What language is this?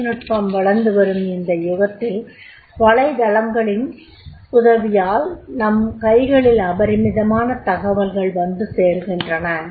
Tamil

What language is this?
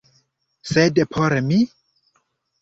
Esperanto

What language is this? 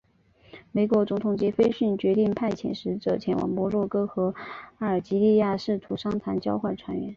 Chinese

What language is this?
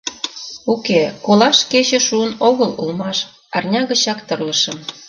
Mari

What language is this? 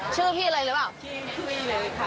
Thai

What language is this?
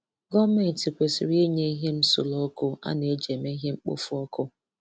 Igbo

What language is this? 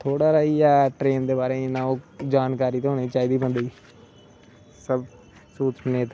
Dogri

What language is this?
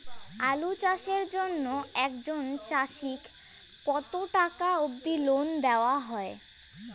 Bangla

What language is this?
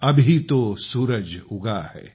Marathi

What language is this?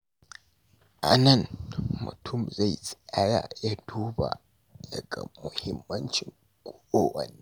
Hausa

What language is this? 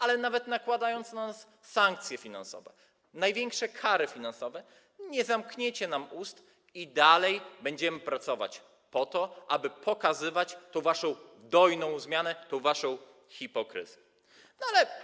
Polish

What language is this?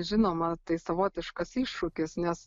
Lithuanian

